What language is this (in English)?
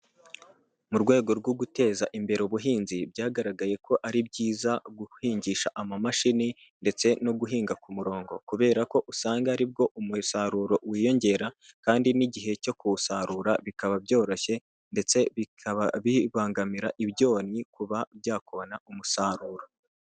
Kinyarwanda